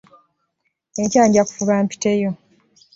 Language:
Ganda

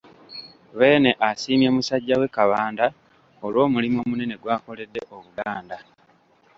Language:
Ganda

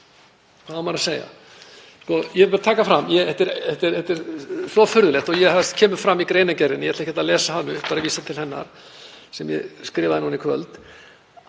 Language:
Icelandic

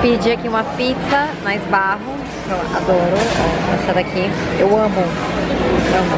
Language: Portuguese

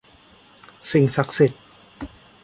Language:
Thai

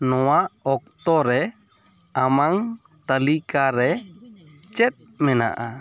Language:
Santali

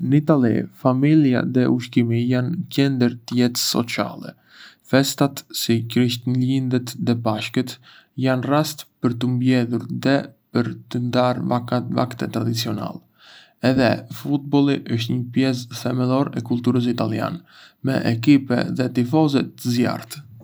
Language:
Arbëreshë Albanian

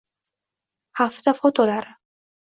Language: Uzbek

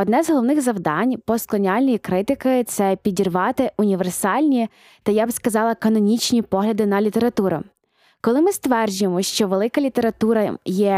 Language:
Ukrainian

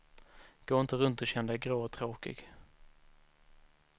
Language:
Swedish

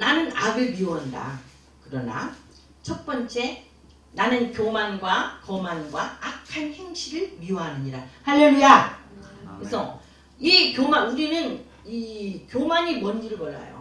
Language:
Korean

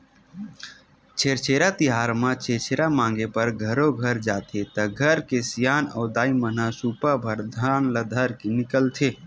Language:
Chhattisgarhi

